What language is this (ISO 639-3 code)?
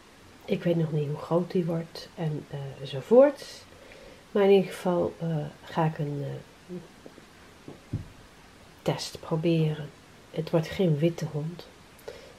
nld